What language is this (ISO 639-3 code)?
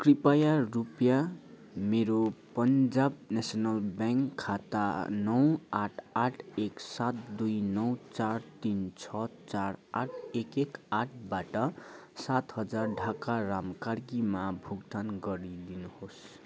nep